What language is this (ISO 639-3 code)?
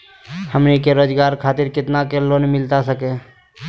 mag